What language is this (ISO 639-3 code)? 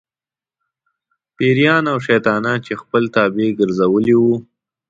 pus